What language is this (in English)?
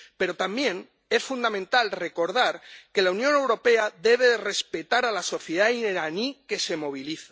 Spanish